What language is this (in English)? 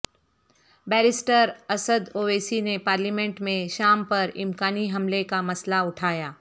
Urdu